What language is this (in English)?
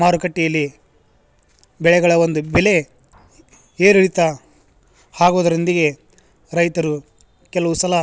Kannada